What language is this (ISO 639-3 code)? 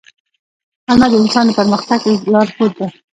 pus